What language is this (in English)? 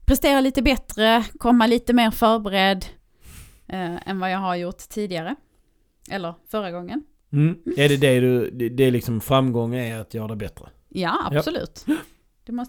Swedish